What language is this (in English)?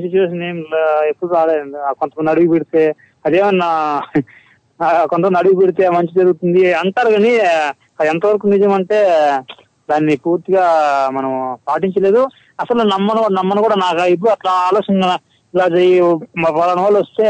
Telugu